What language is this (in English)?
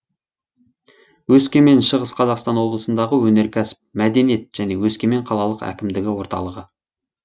Kazakh